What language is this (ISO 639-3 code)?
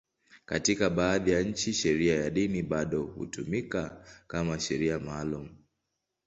swa